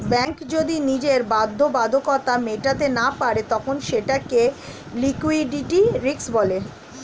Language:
Bangla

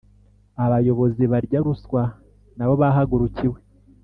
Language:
Kinyarwanda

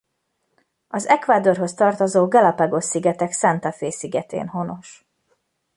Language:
Hungarian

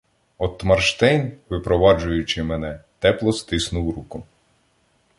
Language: Ukrainian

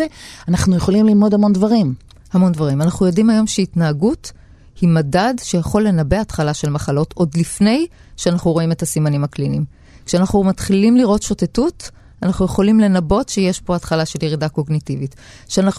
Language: Hebrew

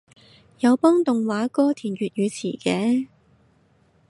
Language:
Cantonese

